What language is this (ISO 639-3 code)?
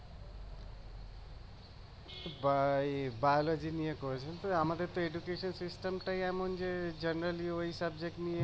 ben